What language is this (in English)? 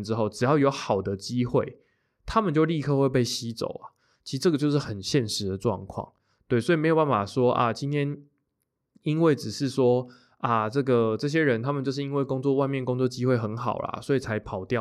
Chinese